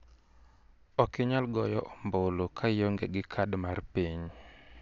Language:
Luo (Kenya and Tanzania)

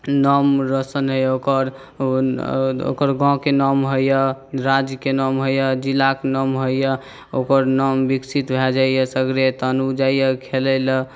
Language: Maithili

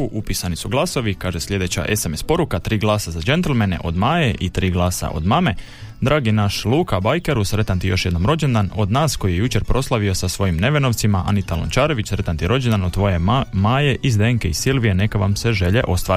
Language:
Croatian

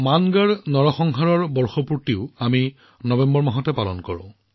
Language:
Assamese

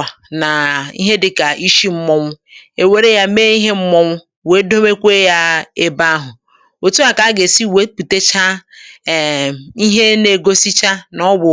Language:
Igbo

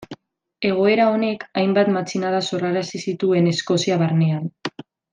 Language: Basque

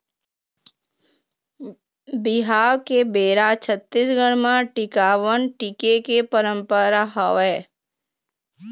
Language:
Chhattisgarhi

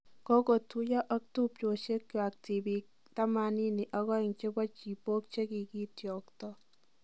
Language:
Kalenjin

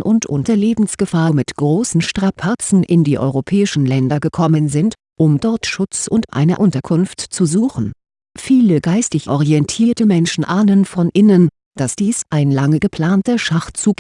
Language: German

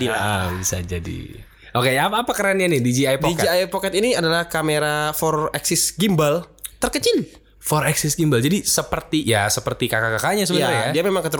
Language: Indonesian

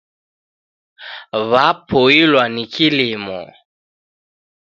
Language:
Taita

